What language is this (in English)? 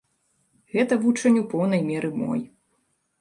Belarusian